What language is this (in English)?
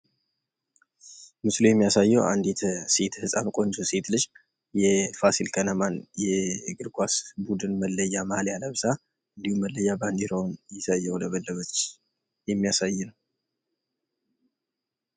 Amharic